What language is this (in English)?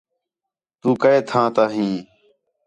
Khetrani